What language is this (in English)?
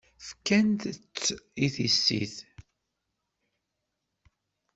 Kabyle